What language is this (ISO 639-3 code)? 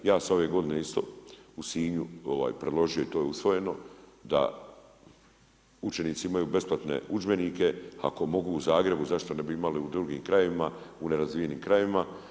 hrv